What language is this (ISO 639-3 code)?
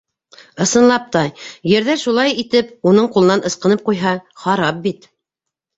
bak